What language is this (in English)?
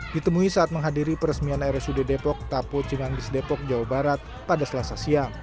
Indonesian